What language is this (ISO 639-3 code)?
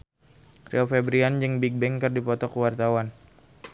sun